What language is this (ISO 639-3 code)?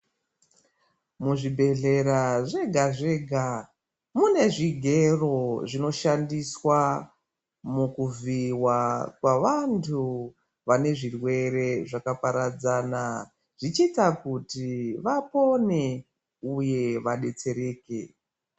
ndc